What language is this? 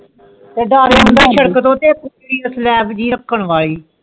Punjabi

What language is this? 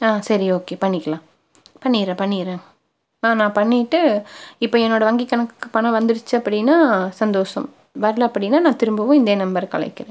Tamil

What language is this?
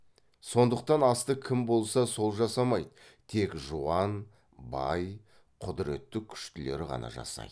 Kazakh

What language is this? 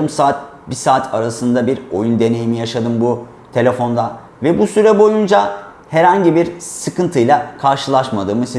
Turkish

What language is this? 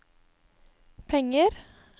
Norwegian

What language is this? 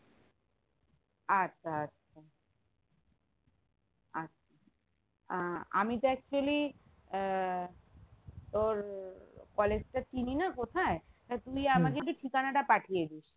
Bangla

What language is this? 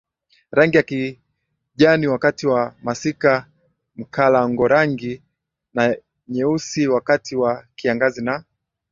Swahili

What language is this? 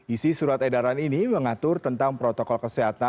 Indonesian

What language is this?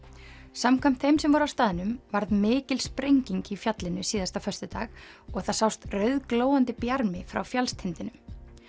Icelandic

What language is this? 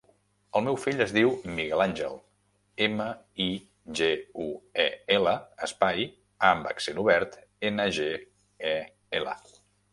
Catalan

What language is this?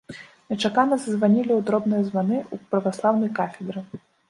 Belarusian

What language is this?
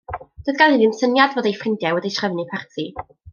Welsh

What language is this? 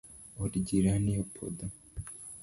Luo (Kenya and Tanzania)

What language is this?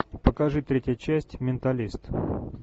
Russian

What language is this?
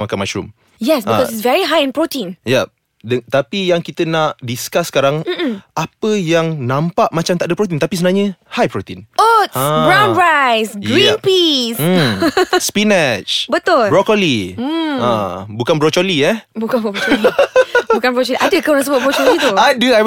Malay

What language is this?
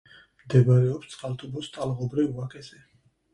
Georgian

